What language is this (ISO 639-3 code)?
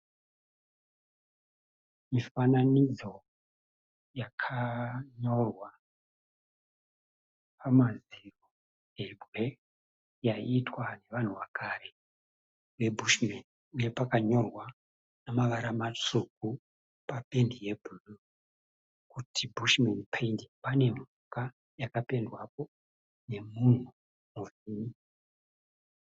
sna